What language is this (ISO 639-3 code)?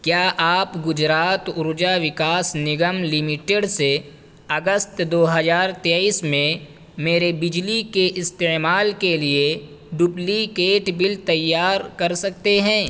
urd